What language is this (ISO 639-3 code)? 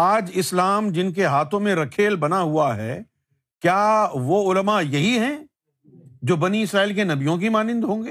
urd